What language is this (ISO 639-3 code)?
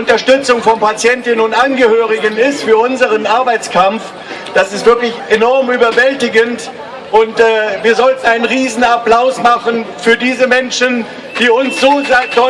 deu